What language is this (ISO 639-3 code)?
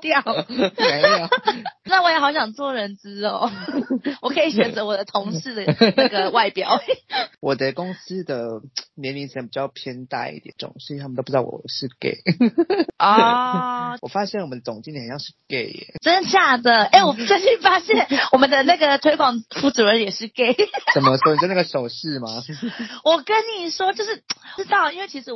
zho